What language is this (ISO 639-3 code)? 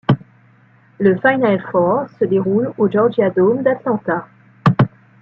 fra